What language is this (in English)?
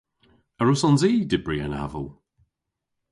Cornish